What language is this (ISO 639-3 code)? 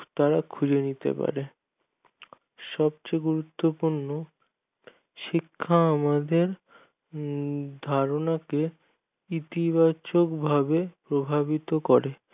ben